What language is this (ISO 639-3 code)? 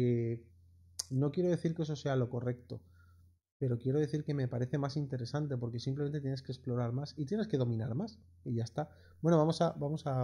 spa